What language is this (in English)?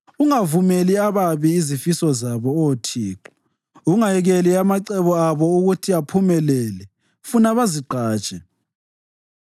North Ndebele